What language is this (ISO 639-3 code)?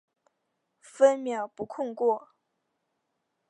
zho